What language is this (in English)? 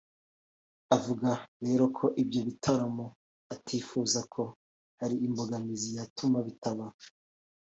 Kinyarwanda